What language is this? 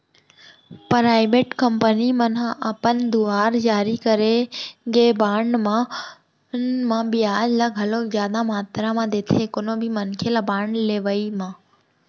Chhattisgarhi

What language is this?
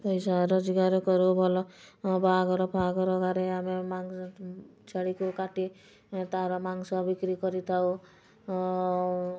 Odia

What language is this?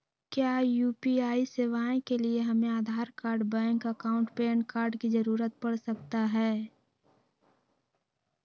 Magahi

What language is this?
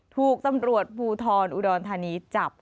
Thai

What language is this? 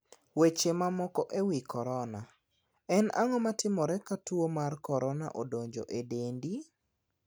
Luo (Kenya and Tanzania)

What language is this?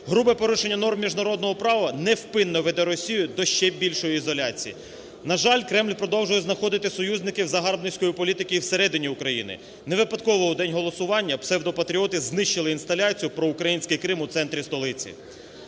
Ukrainian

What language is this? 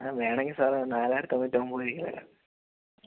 Malayalam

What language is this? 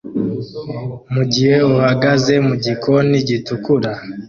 Kinyarwanda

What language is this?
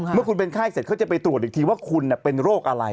Thai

